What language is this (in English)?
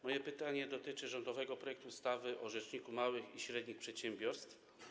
Polish